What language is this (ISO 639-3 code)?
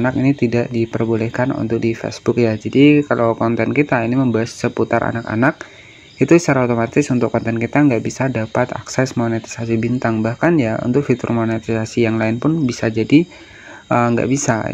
ind